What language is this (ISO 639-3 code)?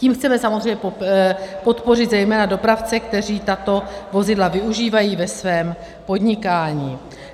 ces